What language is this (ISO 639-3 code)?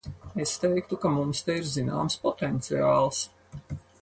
lav